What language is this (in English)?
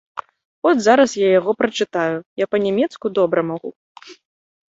Belarusian